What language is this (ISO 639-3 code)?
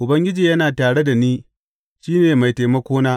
hau